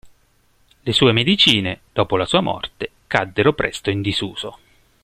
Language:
Italian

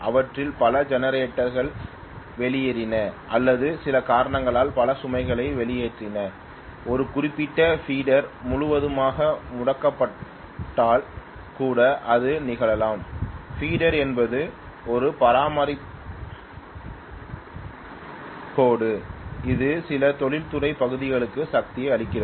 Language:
Tamil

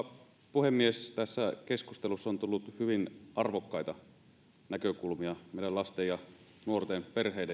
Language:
Finnish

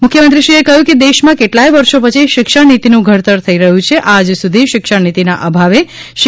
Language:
Gujarati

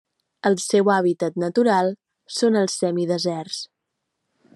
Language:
Catalan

